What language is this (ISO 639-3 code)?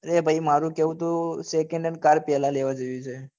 guj